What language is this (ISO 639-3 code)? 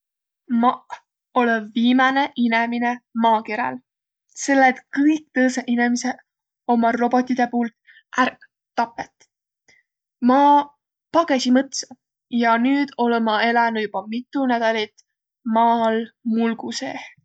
vro